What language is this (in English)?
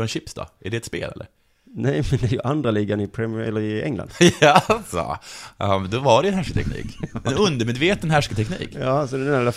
Swedish